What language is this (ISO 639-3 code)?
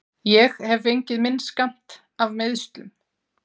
isl